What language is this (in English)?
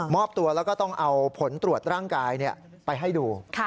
Thai